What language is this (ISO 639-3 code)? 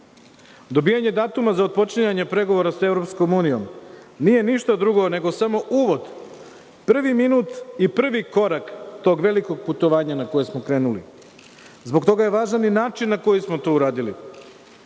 srp